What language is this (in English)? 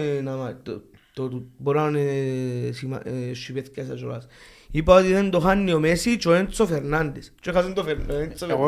Greek